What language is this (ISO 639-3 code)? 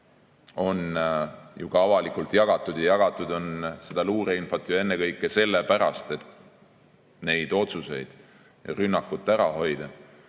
est